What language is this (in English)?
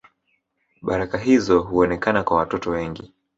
Swahili